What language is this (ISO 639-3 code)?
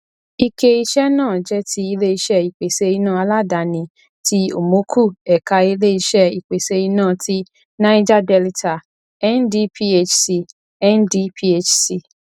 yor